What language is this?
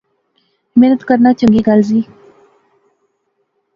Pahari-Potwari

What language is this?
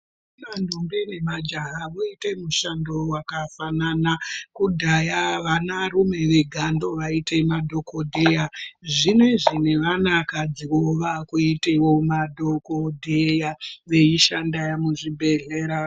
Ndau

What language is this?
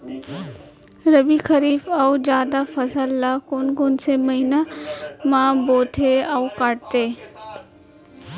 Chhattisgarhi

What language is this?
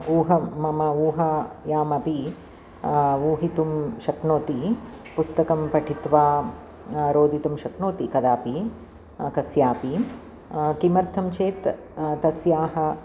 Sanskrit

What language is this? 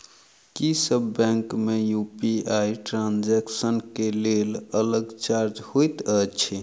Maithili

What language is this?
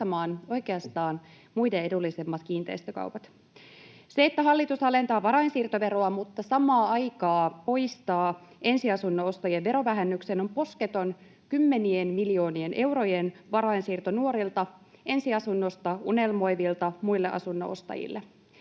Finnish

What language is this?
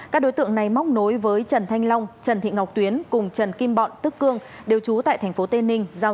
Vietnamese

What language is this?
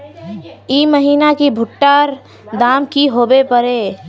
Magahi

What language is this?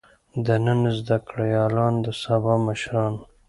Pashto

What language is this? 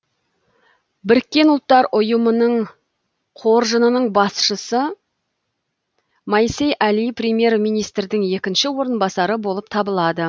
Kazakh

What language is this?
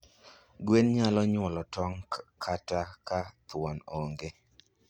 Luo (Kenya and Tanzania)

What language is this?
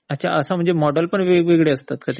Marathi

